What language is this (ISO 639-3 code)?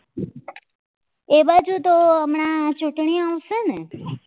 guj